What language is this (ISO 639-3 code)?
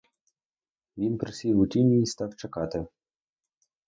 ukr